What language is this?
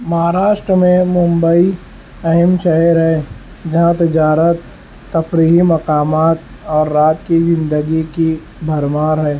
Urdu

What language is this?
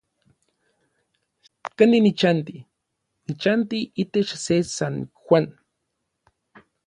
Orizaba Nahuatl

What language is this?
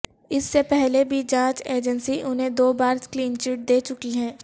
Urdu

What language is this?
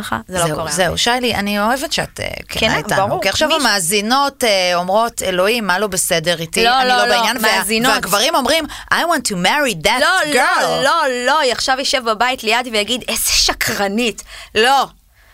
Hebrew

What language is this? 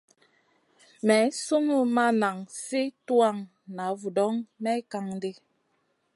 Masana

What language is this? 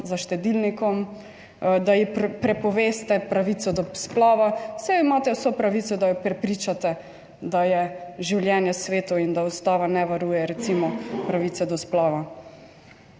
Slovenian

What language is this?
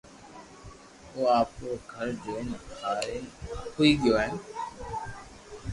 Loarki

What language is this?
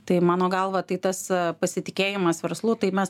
Lithuanian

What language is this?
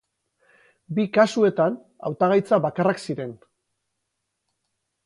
Basque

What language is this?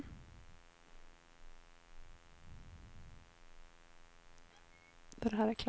Swedish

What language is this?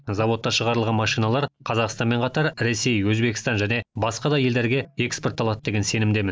Kazakh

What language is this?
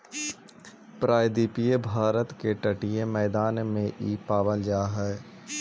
Magahi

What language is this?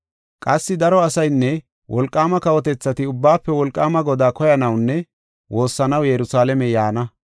Gofa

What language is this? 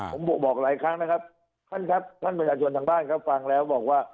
Thai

